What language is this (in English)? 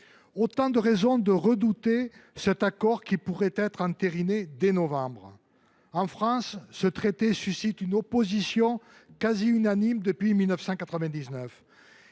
French